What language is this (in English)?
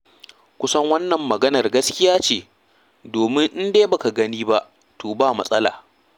Hausa